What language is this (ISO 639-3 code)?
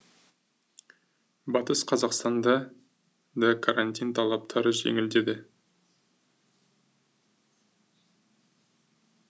kaz